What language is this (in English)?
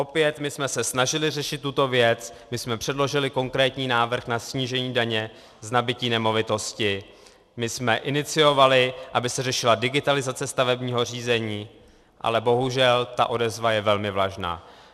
Czech